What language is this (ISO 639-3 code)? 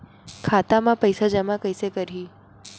hne